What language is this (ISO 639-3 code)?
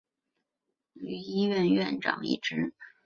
zho